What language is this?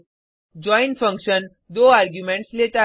Hindi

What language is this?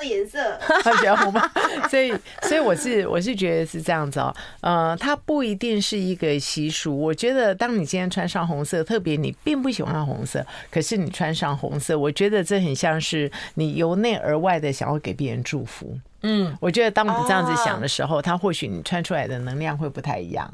Chinese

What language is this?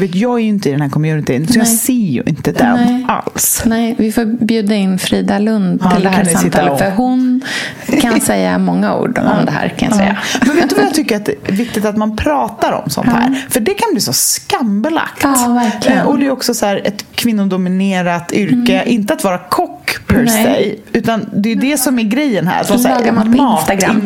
Swedish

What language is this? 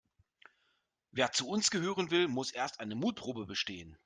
German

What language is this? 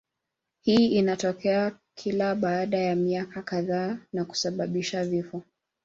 Swahili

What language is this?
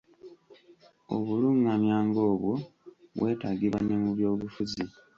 Ganda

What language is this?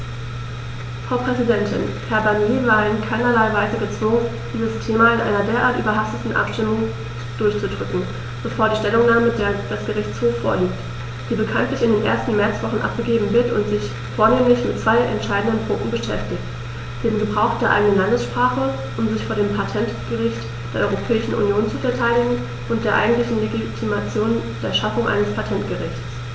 German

